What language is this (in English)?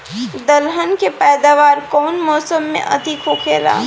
Bhojpuri